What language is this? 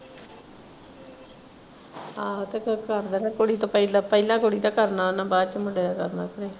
Punjabi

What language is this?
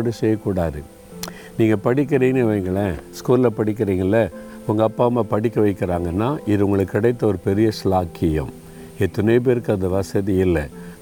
Tamil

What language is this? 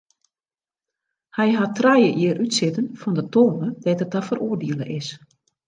Western Frisian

